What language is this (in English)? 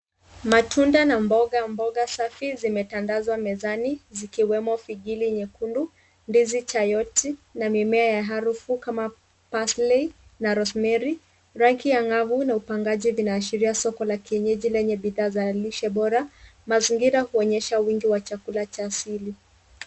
Swahili